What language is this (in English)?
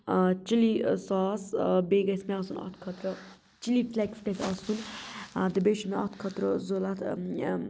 Kashmiri